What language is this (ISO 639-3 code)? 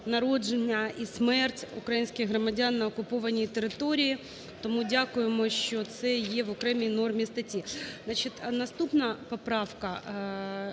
ukr